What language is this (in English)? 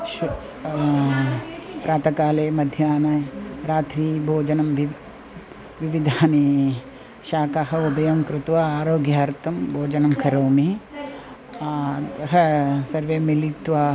Sanskrit